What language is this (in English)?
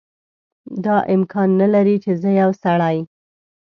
Pashto